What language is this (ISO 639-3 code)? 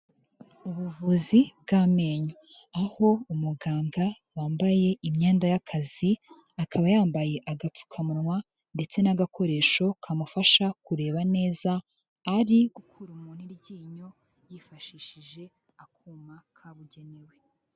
kin